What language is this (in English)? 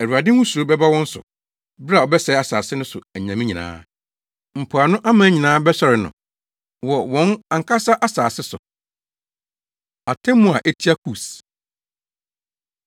Akan